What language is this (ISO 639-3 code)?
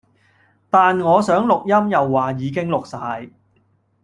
yue